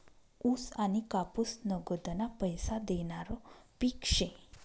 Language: Marathi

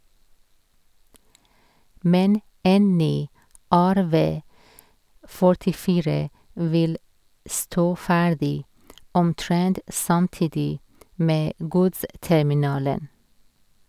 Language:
Norwegian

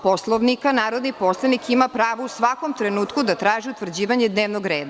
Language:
Serbian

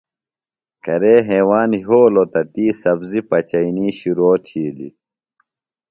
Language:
Phalura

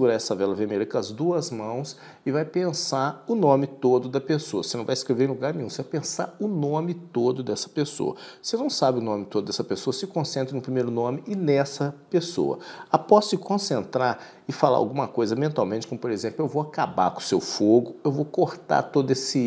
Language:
Portuguese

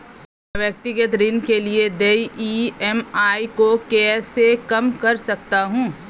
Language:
Hindi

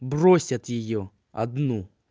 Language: Russian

